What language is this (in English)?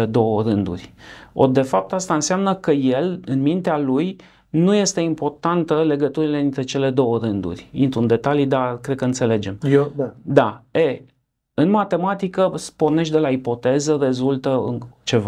Romanian